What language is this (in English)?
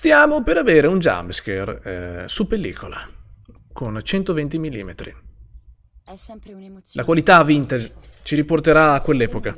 Italian